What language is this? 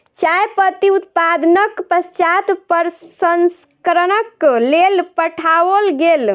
Maithili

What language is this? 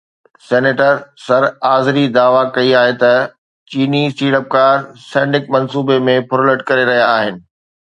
Sindhi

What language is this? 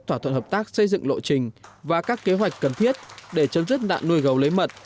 Vietnamese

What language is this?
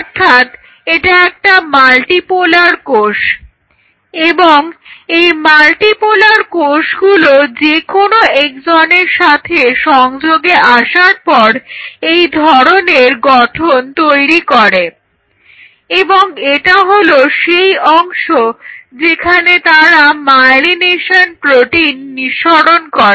Bangla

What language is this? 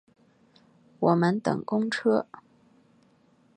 Chinese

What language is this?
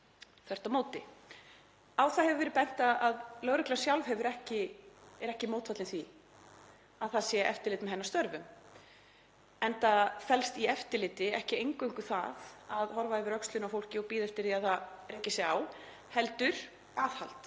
Icelandic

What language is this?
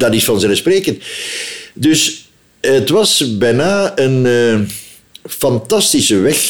Dutch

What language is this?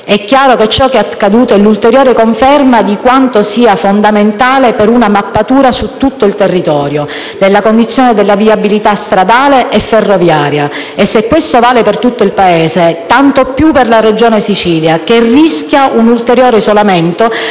Italian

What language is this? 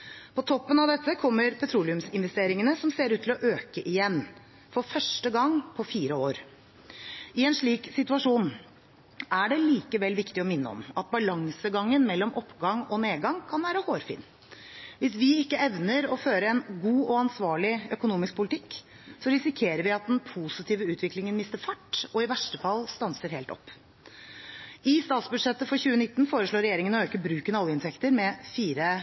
Norwegian Bokmål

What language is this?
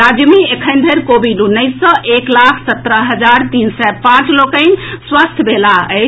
Maithili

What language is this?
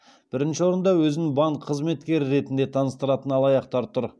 Kazakh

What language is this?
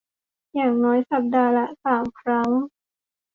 Thai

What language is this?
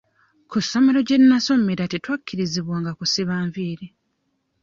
Ganda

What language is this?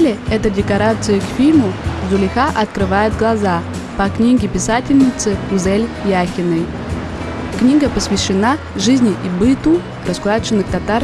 Russian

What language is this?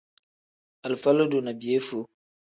Tem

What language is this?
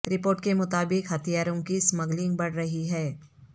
Urdu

